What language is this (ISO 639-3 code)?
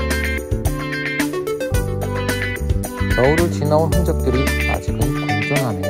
kor